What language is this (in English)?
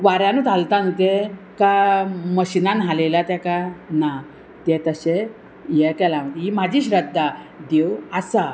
Konkani